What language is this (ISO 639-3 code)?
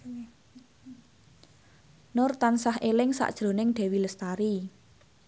jav